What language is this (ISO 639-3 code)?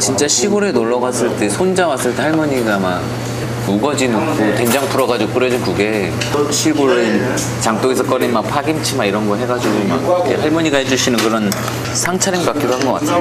kor